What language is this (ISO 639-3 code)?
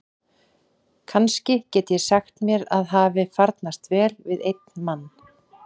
isl